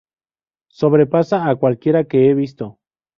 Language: Spanish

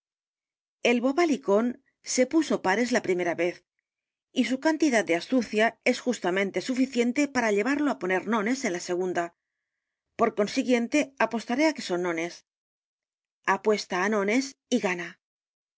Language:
Spanish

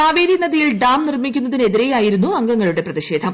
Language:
Malayalam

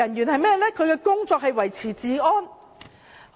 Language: Cantonese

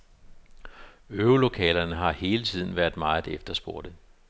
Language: Danish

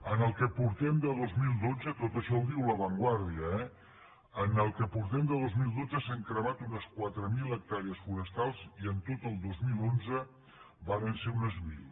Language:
Catalan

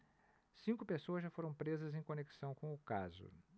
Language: Portuguese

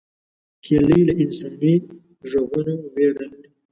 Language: Pashto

